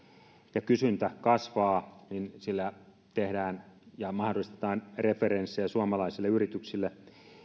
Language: Finnish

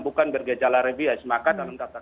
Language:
Indonesian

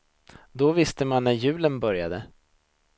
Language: Swedish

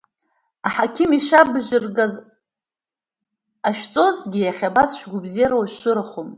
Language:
Abkhazian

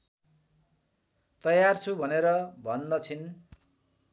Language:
Nepali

